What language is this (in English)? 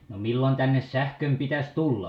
Finnish